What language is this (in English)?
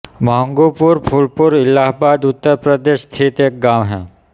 Hindi